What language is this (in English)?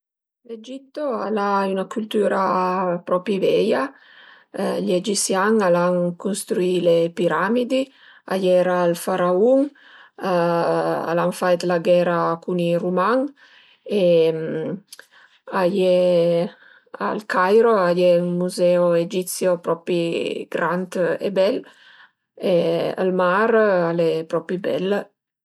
Piedmontese